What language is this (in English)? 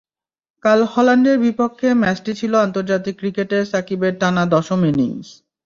Bangla